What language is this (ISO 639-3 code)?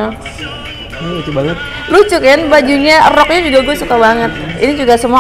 ind